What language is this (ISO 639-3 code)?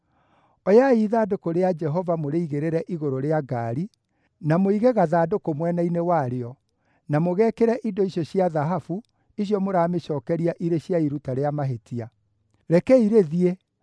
kik